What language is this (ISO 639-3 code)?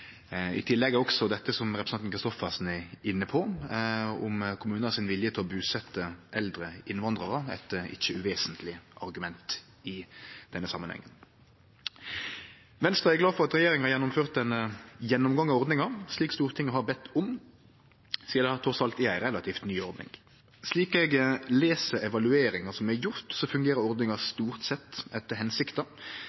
nno